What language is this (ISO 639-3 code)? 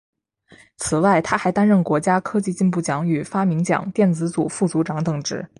zho